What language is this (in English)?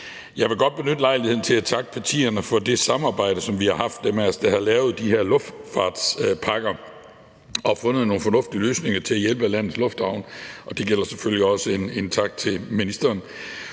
Danish